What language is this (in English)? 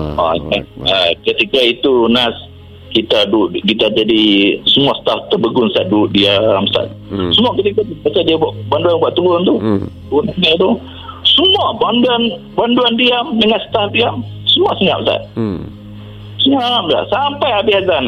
Malay